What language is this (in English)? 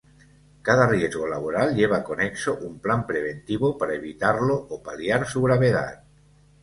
Spanish